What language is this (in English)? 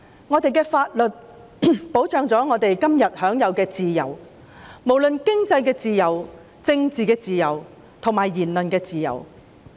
Cantonese